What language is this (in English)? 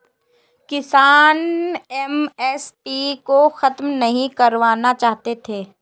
Hindi